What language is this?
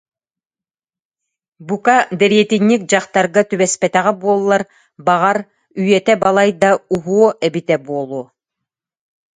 Yakut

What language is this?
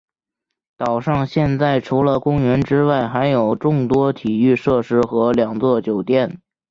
Chinese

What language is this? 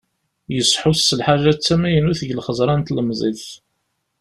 Kabyle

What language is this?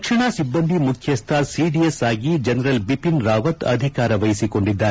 Kannada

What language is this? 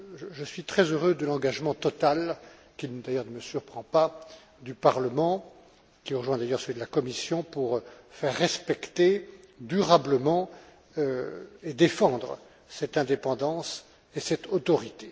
French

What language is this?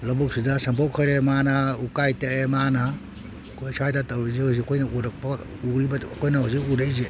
Manipuri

